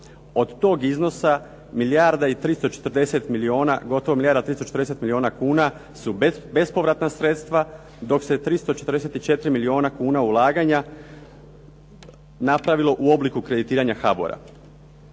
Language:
Croatian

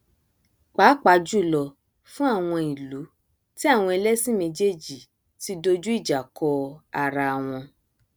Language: Yoruba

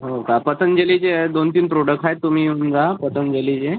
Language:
Marathi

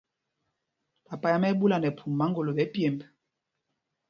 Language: Mpumpong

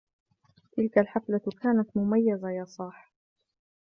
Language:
Arabic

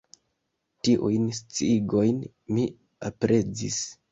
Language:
Esperanto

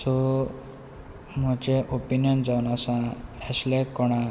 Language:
Konkani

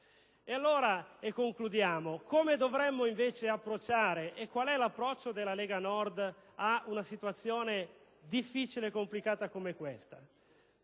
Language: Italian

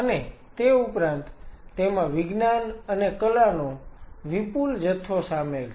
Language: Gujarati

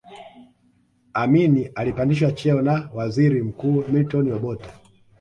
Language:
Swahili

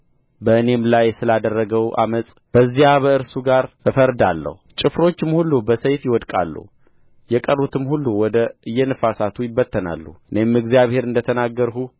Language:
Amharic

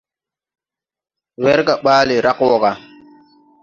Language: Tupuri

